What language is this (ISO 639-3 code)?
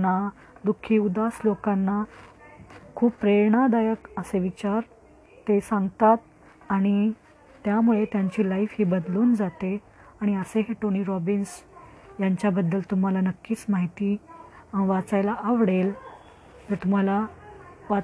mar